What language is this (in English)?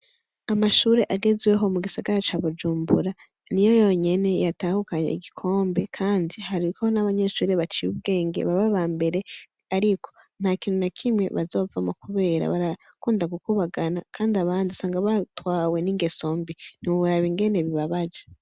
Rundi